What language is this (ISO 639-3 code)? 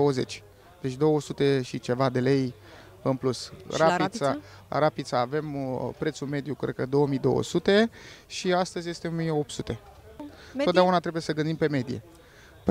ron